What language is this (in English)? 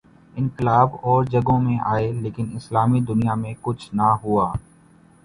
Urdu